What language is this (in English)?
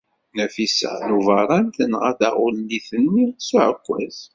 Kabyle